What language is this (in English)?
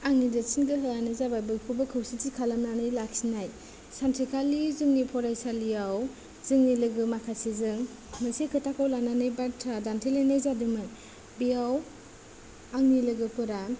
Bodo